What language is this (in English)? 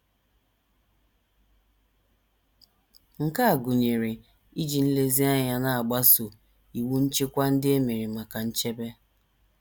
Igbo